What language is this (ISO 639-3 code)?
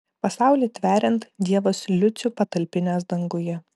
lit